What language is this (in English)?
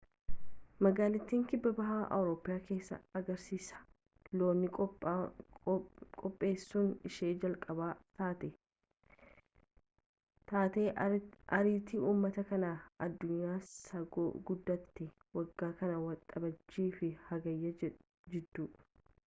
Oromo